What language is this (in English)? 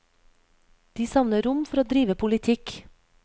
Norwegian